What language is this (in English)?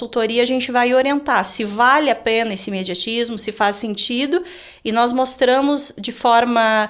Portuguese